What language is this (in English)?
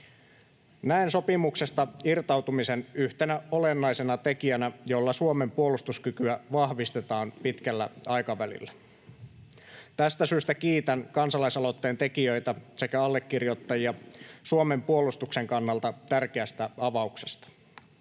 Finnish